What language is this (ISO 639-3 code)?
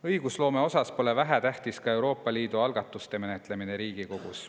est